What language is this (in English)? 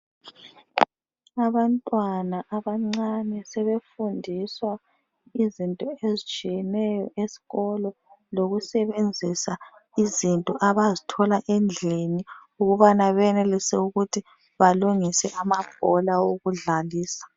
North Ndebele